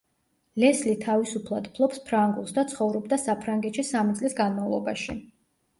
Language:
Georgian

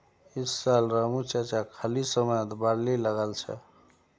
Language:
Magahi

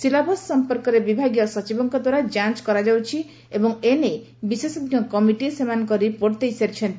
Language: Odia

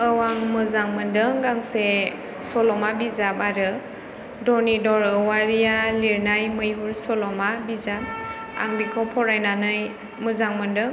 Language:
Bodo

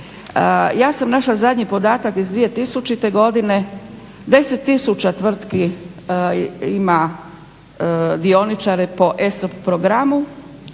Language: Croatian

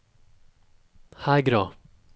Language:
Norwegian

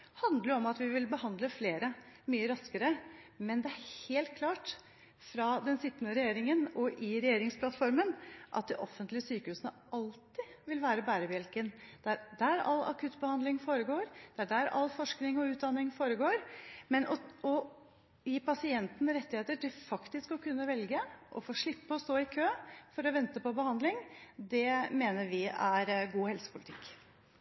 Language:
Norwegian Bokmål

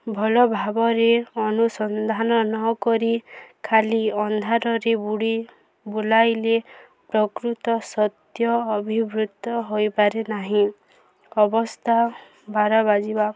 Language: Odia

